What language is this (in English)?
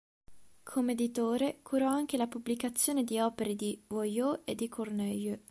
Italian